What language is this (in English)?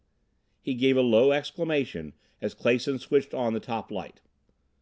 English